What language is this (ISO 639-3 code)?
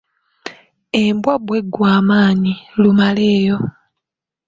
lug